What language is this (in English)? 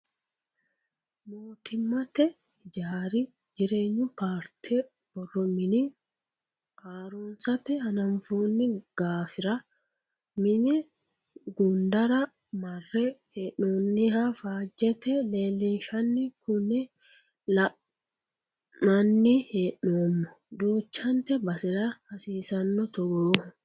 Sidamo